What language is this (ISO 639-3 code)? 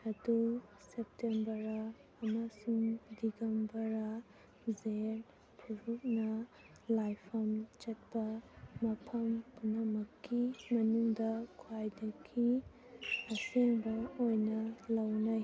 mni